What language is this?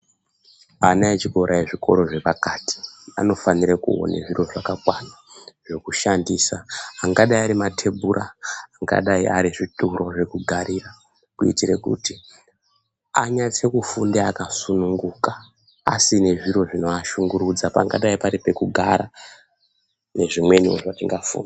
Ndau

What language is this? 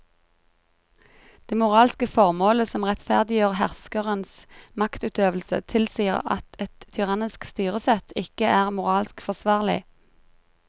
Norwegian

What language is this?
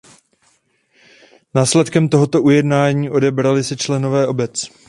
Czech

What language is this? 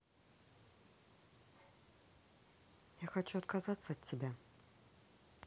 Russian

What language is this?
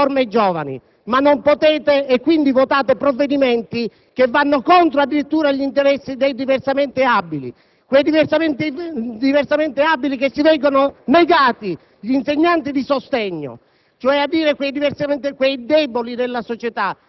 Italian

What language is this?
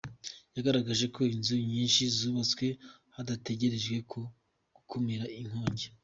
Kinyarwanda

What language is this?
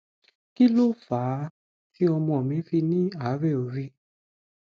Yoruba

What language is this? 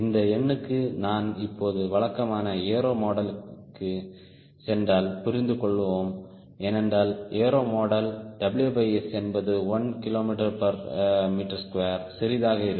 Tamil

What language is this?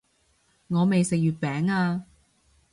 Cantonese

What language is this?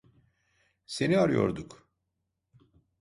Turkish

